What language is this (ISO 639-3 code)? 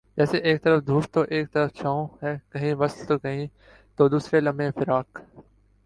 urd